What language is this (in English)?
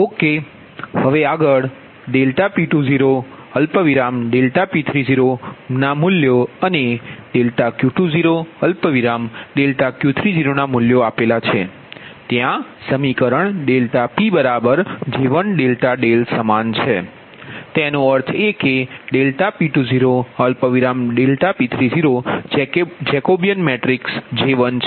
Gujarati